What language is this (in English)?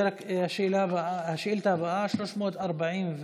Hebrew